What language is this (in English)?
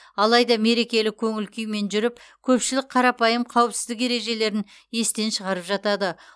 Kazakh